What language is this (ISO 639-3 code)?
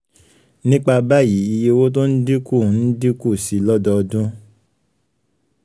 yor